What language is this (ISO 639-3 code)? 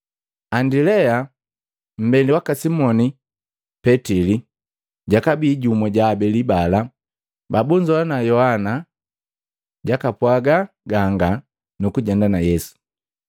mgv